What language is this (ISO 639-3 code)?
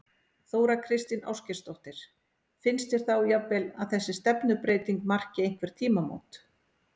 isl